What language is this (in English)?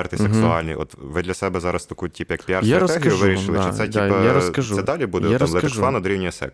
Ukrainian